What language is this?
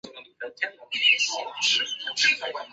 Chinese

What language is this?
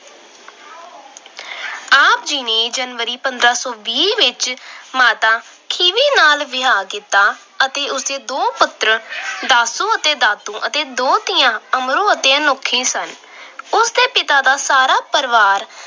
Punjabi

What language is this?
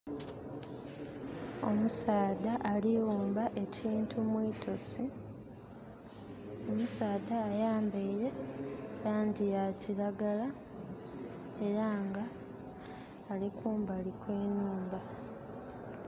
Soga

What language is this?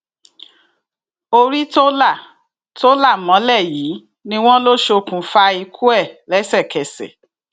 Yoruba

